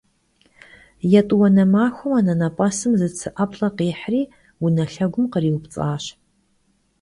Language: Kabardian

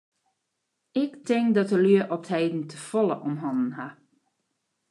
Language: Western Frisian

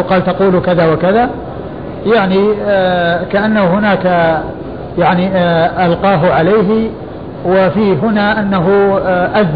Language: Arabic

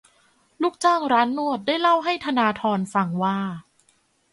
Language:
Thai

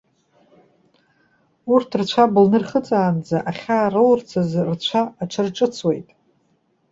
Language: Abkhazian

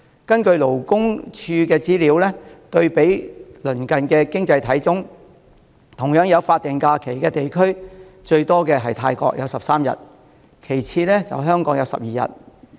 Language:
Cantonese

